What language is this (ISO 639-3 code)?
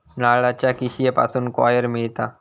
mar